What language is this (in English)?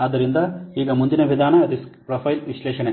Kannada